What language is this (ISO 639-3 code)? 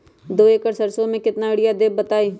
mag